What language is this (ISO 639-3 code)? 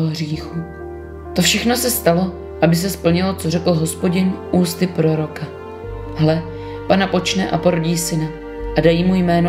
ces